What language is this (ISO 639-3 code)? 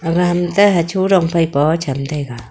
nnp